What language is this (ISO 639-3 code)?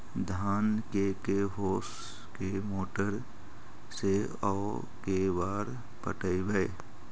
mag